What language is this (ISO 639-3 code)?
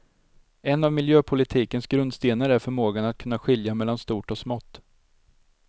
swe